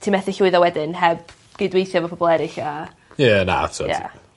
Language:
Welsh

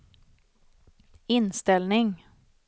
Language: Swedish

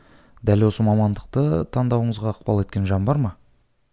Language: Kazakh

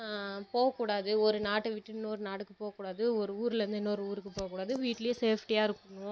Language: Tamil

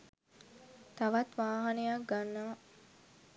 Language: Sinhala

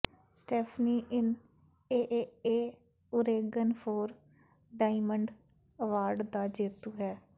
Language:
Punjabi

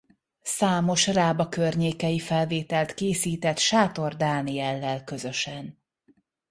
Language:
Hungarian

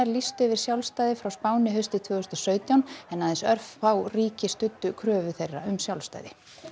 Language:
Icelandic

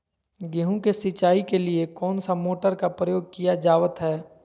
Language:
Magahi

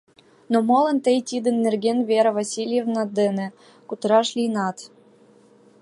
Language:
Mari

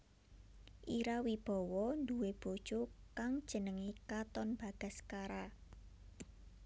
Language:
Javanese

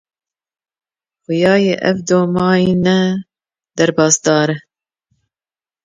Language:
Kurdish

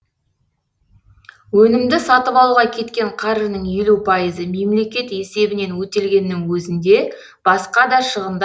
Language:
Kazakh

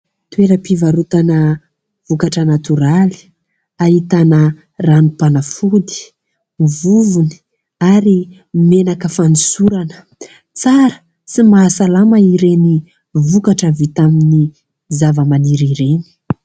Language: Malagasy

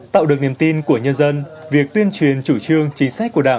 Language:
Vietnamese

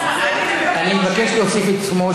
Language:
Hebrew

